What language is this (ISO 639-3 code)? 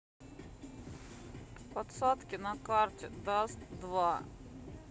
rus